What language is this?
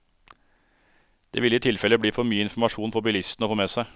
Norwegian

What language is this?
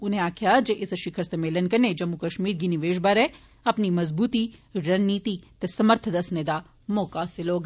Dogri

